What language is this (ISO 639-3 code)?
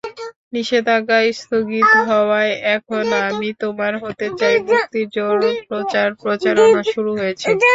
ben